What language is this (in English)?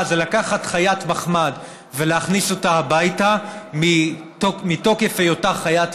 Hebrew